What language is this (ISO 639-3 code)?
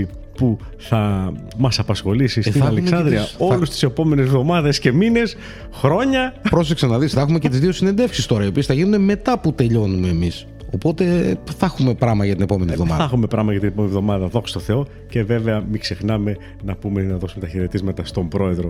ell